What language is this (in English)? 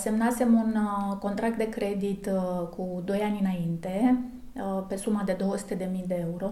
Romanian